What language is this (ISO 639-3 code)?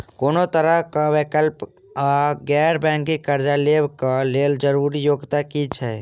mai